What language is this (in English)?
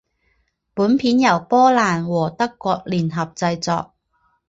Chinese